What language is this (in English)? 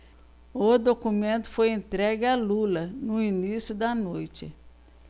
Portuguese